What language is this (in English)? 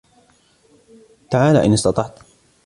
Arabic